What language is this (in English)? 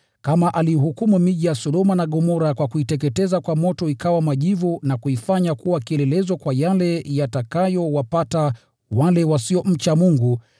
Swahili